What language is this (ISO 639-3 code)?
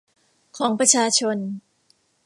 tha